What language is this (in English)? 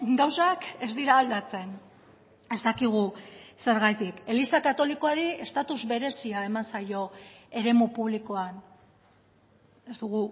Basque